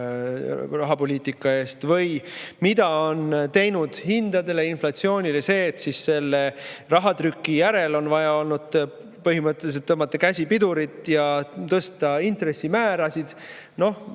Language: Estonian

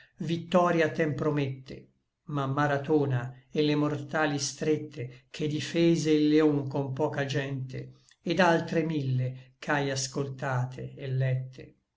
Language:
Italian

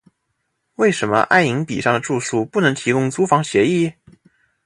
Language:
Chinese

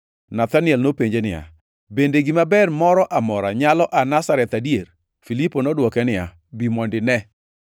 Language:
Luo (Kenya and Tanzania)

